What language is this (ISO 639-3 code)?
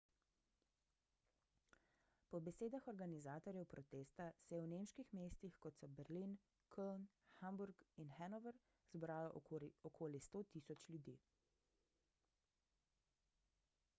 slv